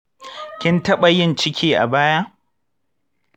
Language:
Hausa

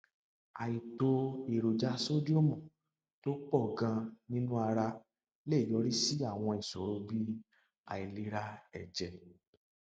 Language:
Yoruba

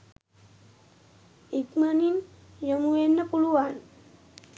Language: Sinhala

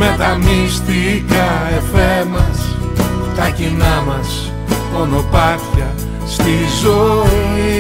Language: Greek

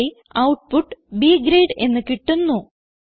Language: Malayalam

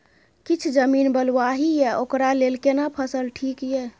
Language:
Maithili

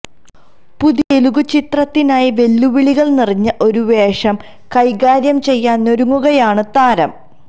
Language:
Malayalam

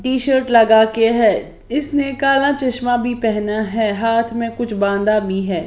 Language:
Hindi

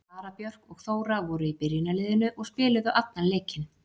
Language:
Icelandic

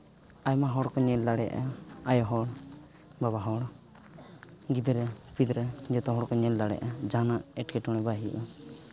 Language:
Santali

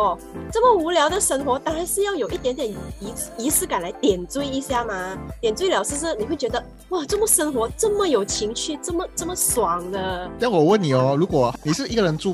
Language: Chinese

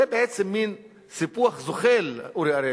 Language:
Hebrew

